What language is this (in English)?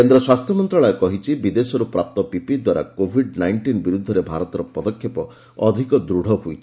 Odia